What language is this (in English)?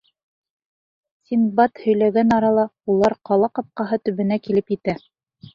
Bashkir